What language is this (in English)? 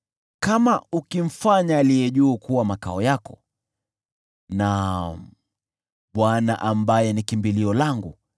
Swahili